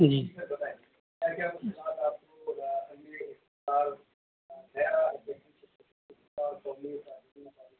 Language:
Urdu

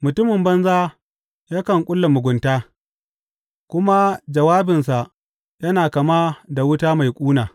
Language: Hausa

